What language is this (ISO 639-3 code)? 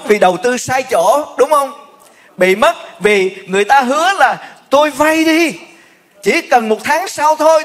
vie